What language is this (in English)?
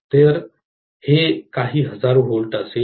Marathi